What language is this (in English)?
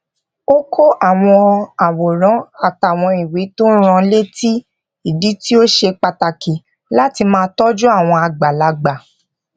Yoruba